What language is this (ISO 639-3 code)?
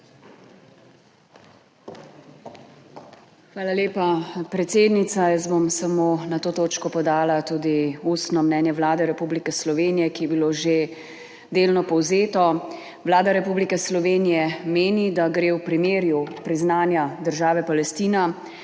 slv